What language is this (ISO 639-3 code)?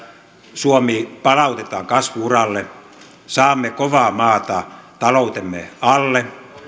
fin